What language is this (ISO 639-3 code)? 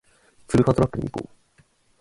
jpn